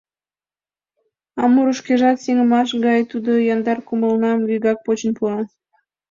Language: Mari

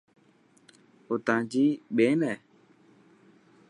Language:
Dhatki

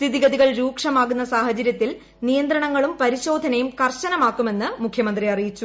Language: Malayalam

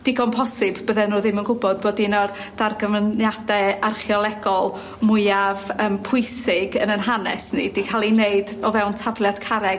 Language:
Welsh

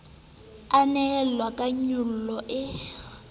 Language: Southern Sotho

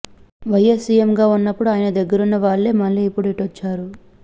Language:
Telugu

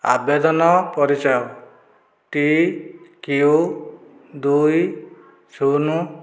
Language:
Odia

